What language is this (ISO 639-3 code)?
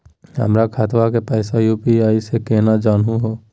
mag